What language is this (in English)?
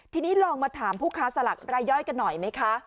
Thai